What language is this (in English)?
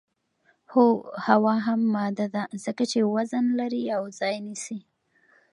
Pashto